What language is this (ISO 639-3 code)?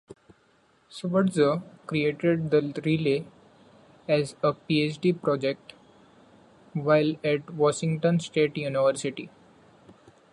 eng